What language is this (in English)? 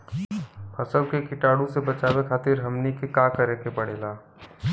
Bhojpuri